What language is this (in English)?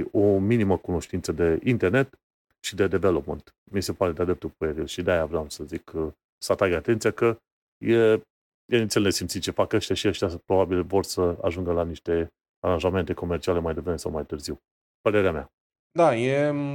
Romanian